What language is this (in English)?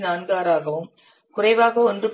Tamil